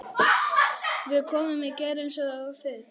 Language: Icelandic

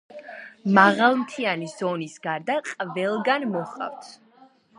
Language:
Georgian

